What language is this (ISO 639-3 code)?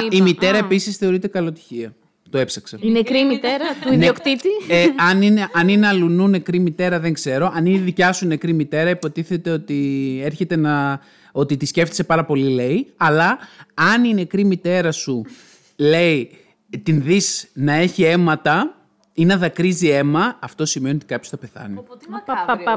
ell